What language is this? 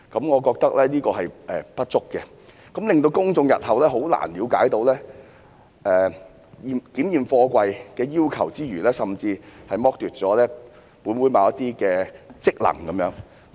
Cantonese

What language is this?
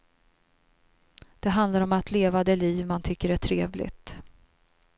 Swedish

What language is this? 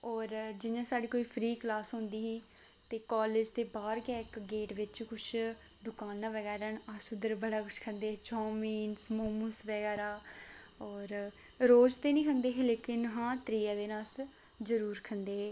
Dogri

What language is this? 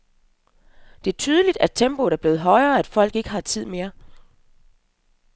Danish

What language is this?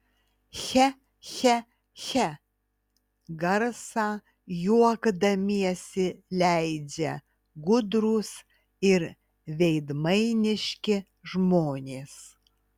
Lithuanian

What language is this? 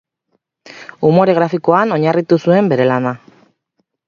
Basque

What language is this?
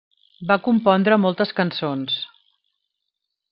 Catalan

